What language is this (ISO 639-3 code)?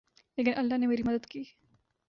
urd